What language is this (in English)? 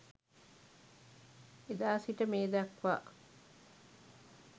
Sinhala